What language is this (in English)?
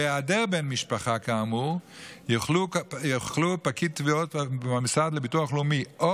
Hebrew